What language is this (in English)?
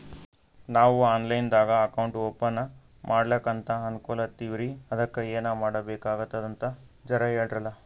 Kannada